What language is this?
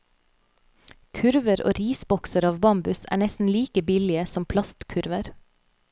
Norwegian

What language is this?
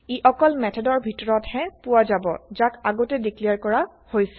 Assamese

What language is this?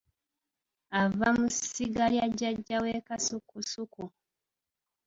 Ganda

